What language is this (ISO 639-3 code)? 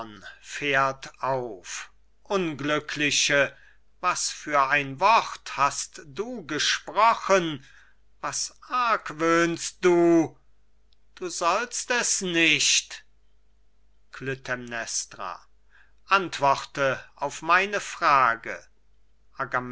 deu